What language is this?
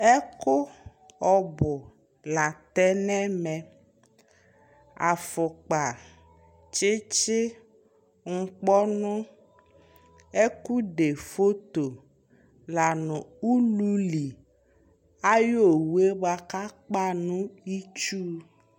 Ikposo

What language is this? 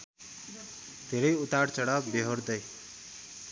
Nepali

